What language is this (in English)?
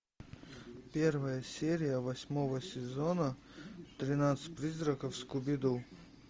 Russian